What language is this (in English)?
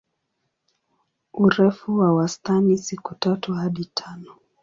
Swahili